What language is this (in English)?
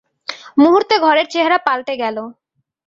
Bangla